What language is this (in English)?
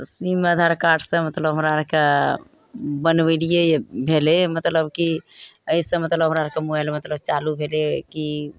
Maithili